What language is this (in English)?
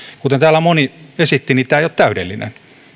Finnish